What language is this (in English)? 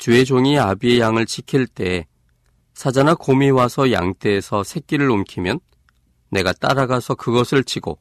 Korean